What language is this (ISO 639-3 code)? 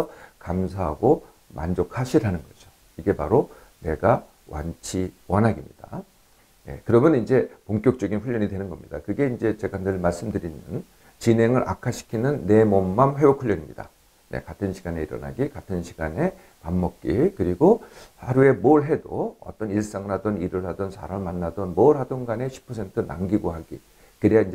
kor